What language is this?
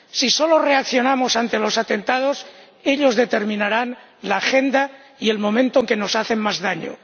Spanish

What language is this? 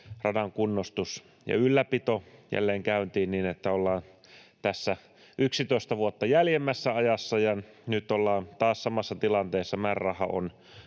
Finnish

